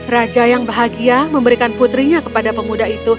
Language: Indonesian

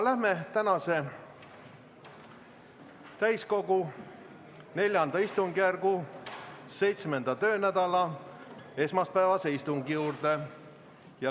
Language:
Estonian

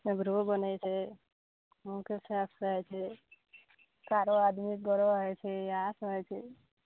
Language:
Maithili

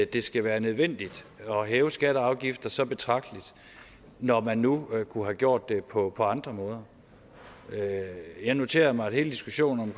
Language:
Danish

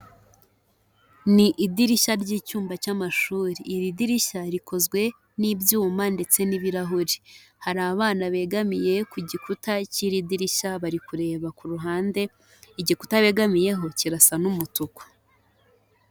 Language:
Kinyarwanda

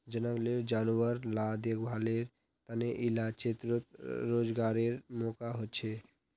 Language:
Magahi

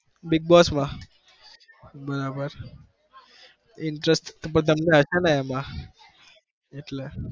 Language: Gujarati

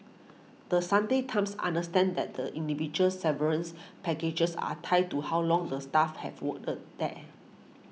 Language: English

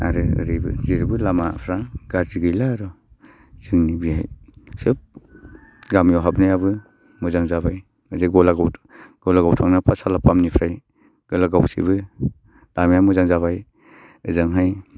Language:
Bodo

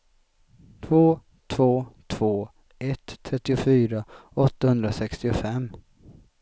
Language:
Swedish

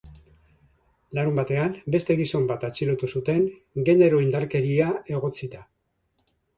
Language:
Basque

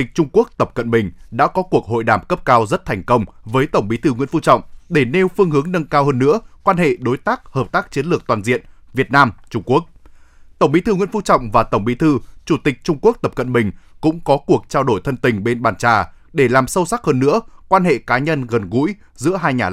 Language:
Vietnamese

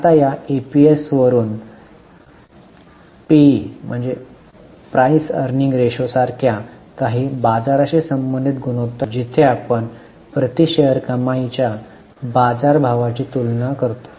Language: Marathi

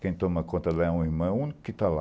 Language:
Portuguese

